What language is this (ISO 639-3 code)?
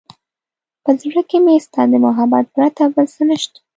pus